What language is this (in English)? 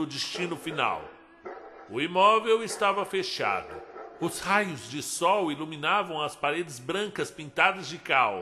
Portuguese